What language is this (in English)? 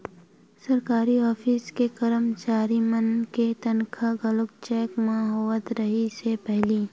Chhattisgarhi